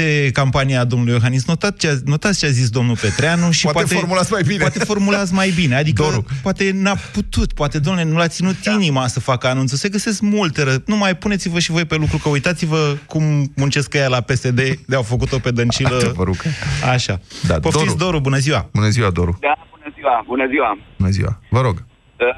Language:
Romanian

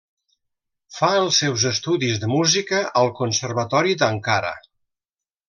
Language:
Catalan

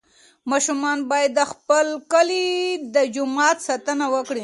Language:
Pashto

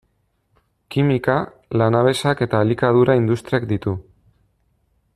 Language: Basque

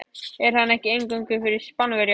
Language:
Icelandic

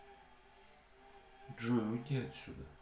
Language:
Russian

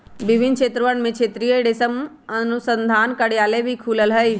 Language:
Magahi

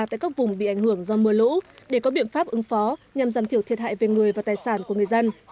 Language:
Vietnamese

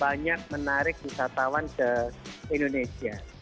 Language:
Indonesian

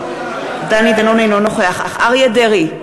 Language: Hebrew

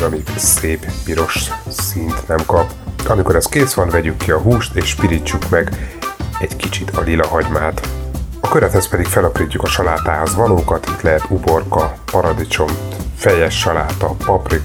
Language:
Hungarian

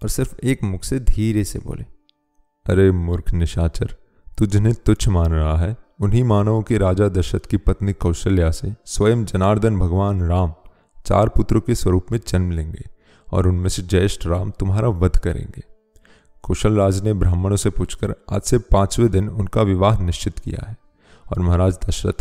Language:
Hindi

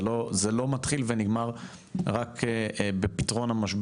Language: Hebrew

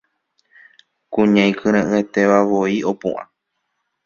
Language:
Guarani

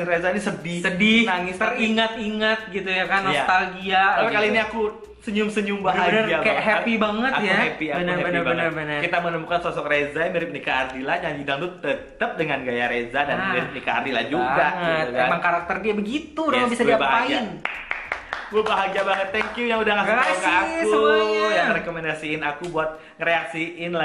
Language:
Indonesian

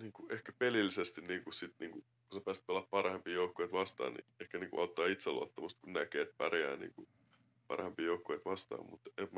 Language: Finnish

